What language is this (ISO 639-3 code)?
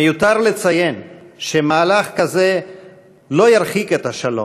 heb